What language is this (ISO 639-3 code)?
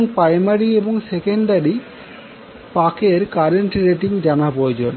ben